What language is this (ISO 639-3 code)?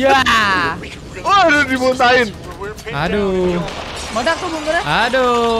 ind